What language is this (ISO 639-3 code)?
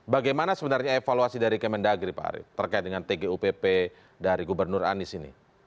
ind